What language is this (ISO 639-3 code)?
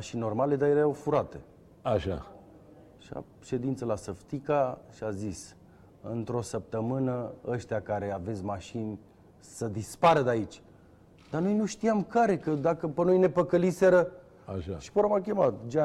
ron